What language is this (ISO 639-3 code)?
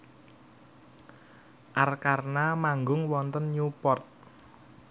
jav